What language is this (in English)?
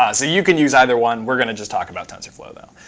English